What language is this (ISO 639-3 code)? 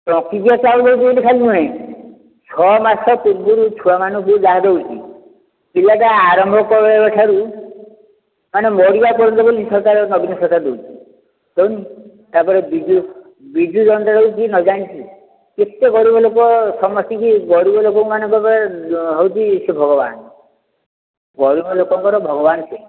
ori